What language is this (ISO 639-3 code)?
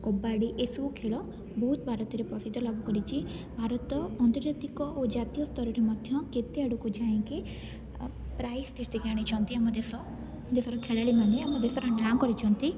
ori